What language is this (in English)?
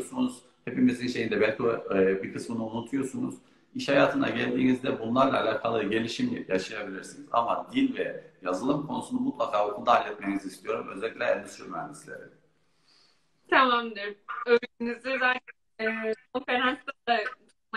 Turkish